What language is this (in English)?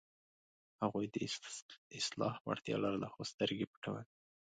Pashto